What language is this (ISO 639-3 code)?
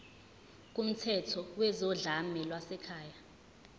zul